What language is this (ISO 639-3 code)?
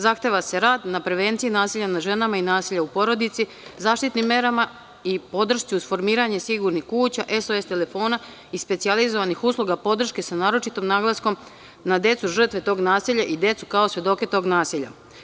srp